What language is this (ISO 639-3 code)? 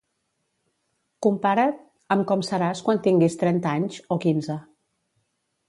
cat